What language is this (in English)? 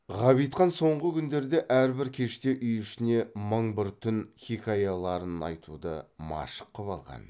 Kazakh